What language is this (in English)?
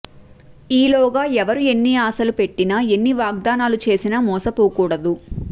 Telugu